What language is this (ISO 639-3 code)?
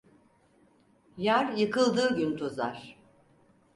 tur